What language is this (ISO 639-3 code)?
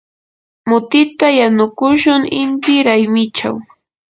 qur